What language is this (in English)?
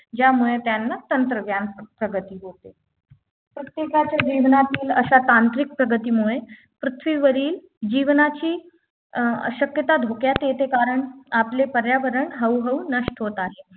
Marathi